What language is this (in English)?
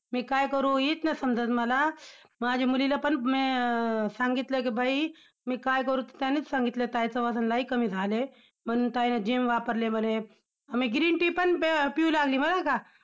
Marathi